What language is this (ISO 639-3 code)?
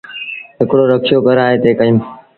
sbn